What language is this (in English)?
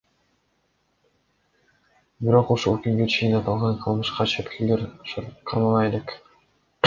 Kyrgyz